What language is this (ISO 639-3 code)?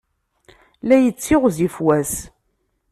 kab